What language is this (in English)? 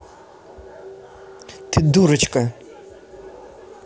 Russian